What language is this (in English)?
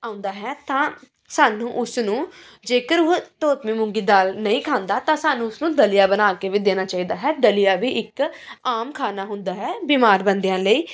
Punjabi